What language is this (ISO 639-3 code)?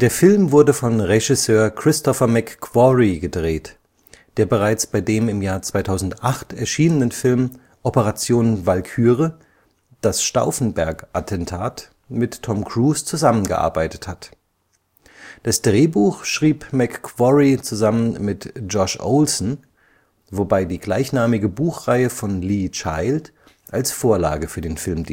deu